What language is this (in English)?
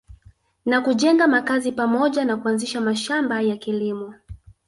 Swahili